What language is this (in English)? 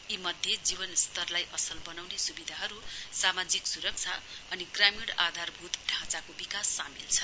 Nepali